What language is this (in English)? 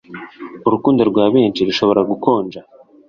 Kinyarwanda